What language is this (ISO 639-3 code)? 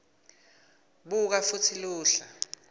ssw